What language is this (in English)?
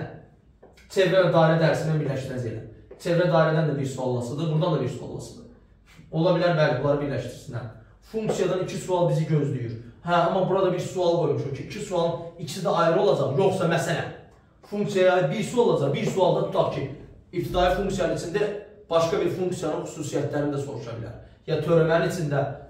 Turkish